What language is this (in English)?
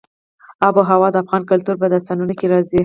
Pashto